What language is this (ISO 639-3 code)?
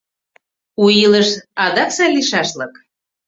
chm